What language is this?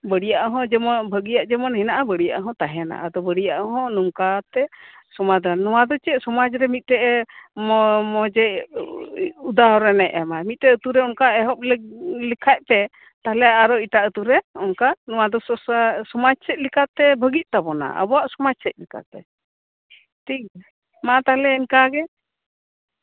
Santali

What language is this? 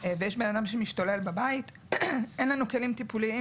Hebrew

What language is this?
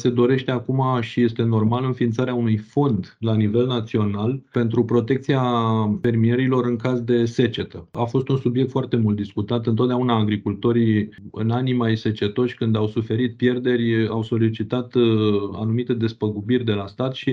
Romanian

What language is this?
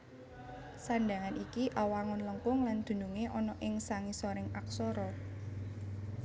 Javanese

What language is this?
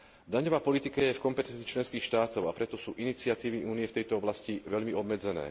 Slovak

